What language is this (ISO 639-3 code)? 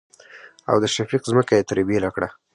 pus